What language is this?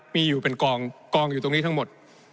Thai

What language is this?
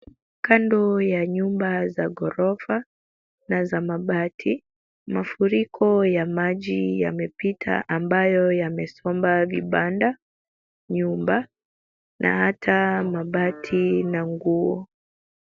Swahili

